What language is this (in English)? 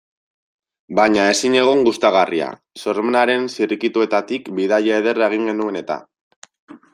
Basque